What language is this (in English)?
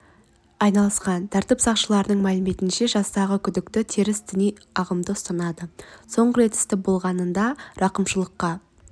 Kazakh